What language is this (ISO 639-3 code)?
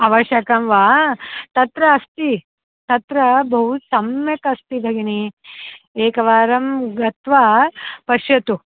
san